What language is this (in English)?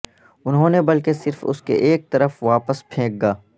Urdu